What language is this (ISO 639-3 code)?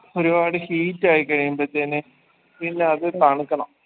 mal